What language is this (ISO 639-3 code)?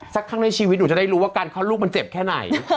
tha